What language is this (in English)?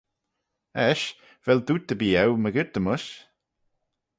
Manx